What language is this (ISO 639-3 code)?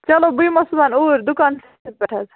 kas